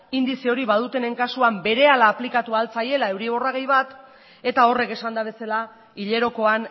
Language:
Basque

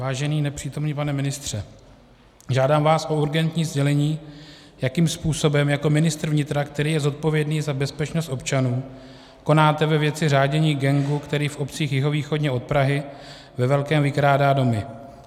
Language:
Czech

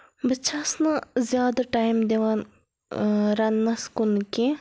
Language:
Kashmiri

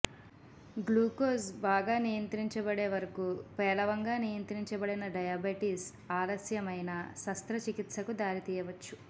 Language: Telugu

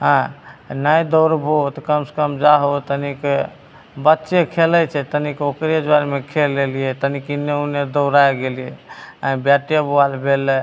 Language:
Maithili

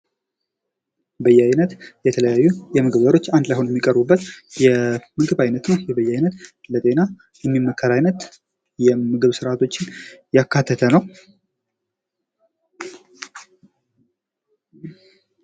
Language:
Amharic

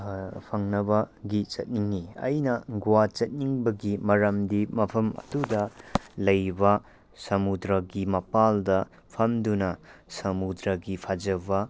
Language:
Manipuri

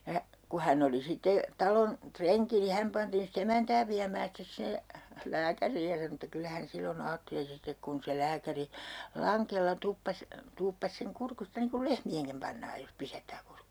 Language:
Finnish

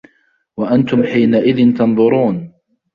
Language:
Arabic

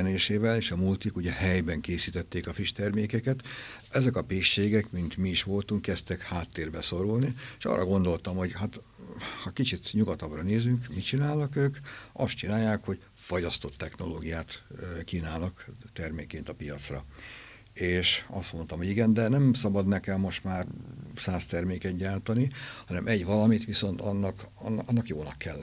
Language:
Hungarian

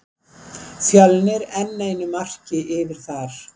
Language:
Icelandic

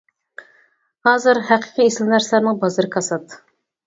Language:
Uyghur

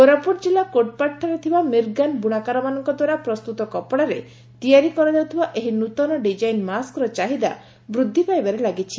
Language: Odia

